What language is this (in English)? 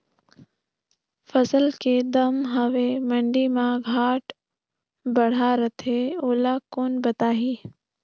Chhattisgarhi